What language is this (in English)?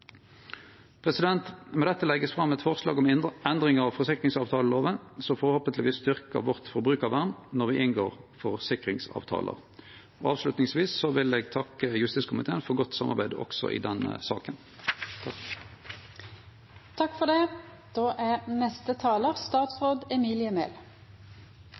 Norwegian